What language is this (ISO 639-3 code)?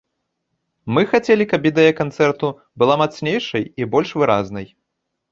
bel